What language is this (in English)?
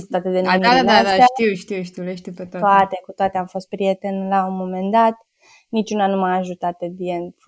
Romanian